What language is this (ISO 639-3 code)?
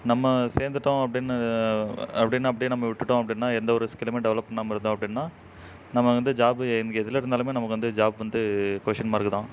tam